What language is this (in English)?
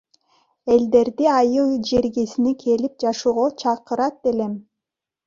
Kyrgyz